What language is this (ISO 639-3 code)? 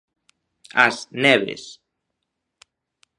glg